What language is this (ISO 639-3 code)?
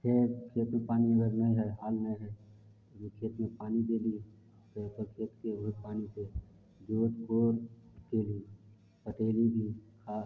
mai